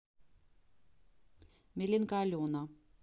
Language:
Russian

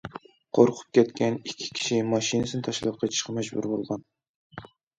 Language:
Uyghur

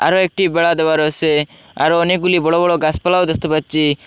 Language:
Bangla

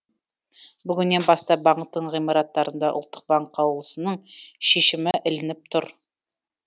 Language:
Kazakh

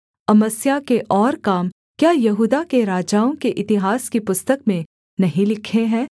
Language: Hindi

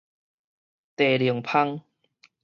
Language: Min Nan Chinese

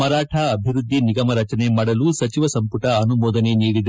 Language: Kannada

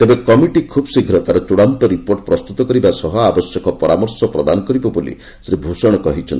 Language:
Odia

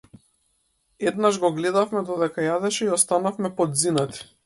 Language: Macedonian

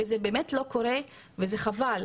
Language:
Hebrew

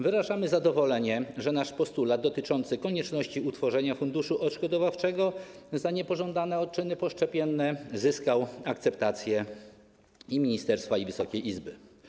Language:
Polish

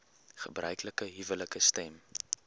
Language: Afrikaans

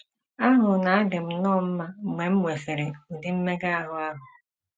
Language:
Igbo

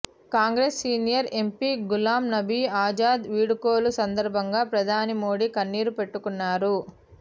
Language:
Telugu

